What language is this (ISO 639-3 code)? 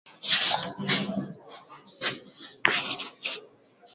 swa